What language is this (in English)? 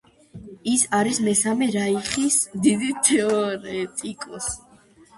Georgian